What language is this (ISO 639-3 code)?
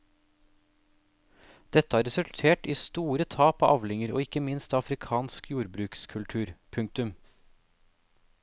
nor